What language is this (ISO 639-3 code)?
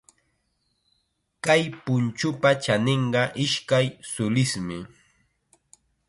qxa